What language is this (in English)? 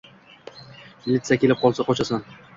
Uzbek